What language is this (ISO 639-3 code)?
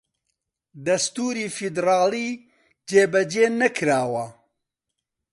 ckb